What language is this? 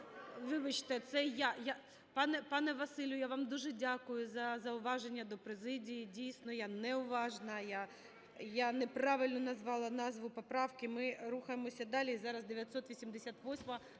Ukrainian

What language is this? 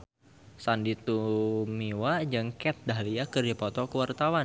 Sundanese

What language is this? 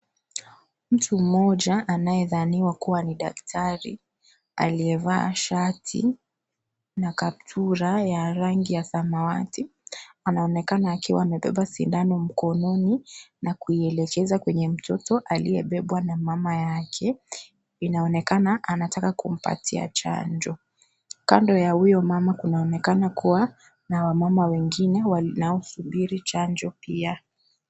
Swahili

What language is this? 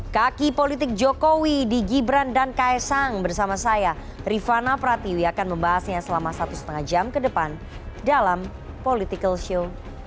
Indonesian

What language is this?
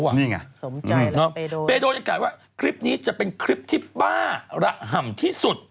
Thai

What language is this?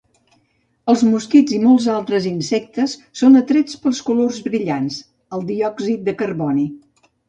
Catalan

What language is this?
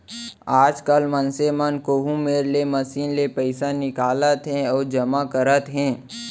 Chhattisgarhi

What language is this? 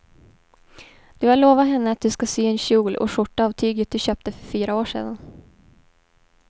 Swedish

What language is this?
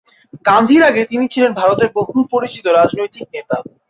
Bangla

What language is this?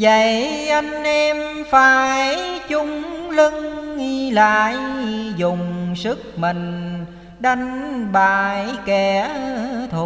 Vietnamese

